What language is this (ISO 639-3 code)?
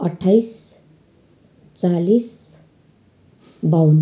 nep